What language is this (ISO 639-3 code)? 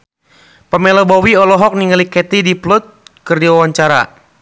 sun